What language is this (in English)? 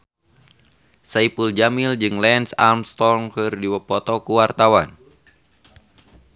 Sundanese